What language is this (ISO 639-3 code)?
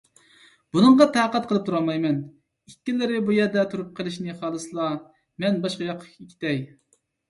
uig